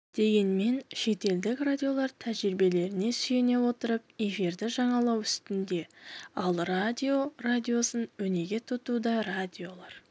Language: Kazakh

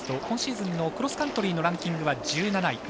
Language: Japanese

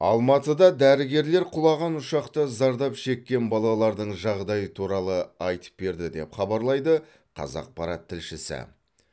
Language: Kazakh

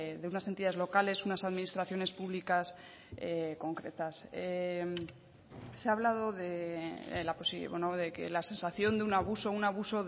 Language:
Spanish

